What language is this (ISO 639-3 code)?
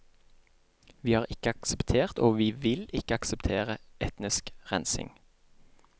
nor